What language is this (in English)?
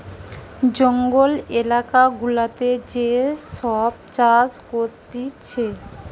Bangla